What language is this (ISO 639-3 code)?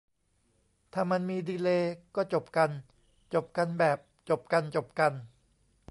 tha